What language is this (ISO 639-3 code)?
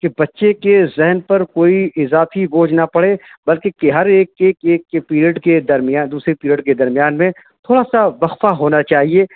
urd